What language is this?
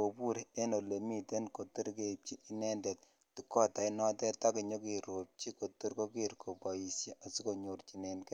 Kalenjin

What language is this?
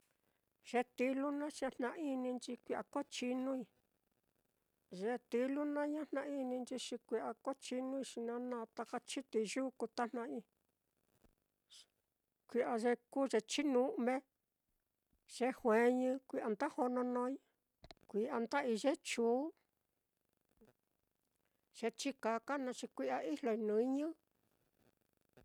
Mitlatongo Mixtec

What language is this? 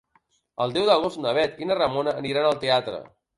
Catalan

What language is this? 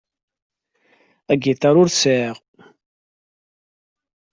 Kabyle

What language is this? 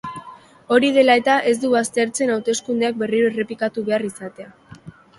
Basque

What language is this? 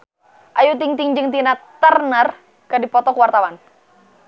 Sundanese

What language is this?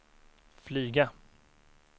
Swedish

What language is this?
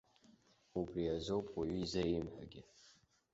Abkhazian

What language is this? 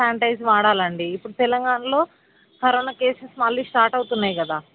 Telugu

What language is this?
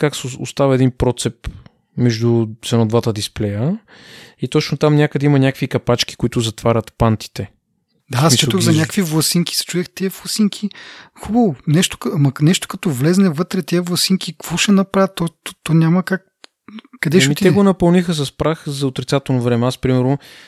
Bulgarian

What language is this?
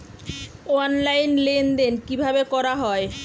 Bangla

